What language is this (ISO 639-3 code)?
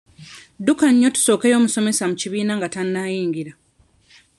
lug